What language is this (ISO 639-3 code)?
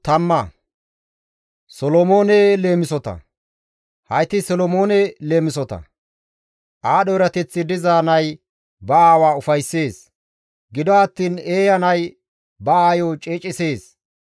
gmv